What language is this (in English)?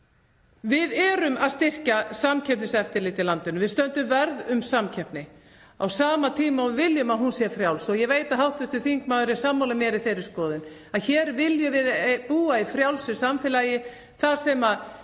Icelandic